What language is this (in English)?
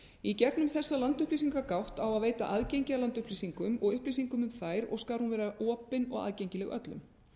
Icelandic